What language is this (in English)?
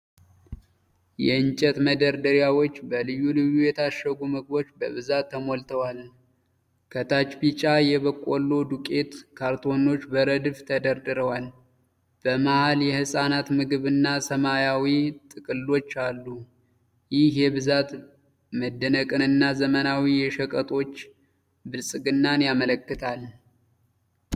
Amharic